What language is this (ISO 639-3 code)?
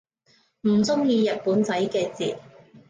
yue